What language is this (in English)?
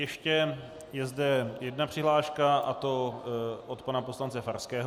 Czech